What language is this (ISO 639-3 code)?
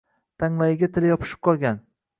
uzb